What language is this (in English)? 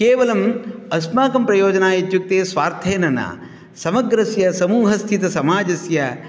Sanskrit